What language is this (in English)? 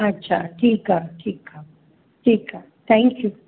Sindhi